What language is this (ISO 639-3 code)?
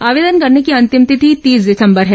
hin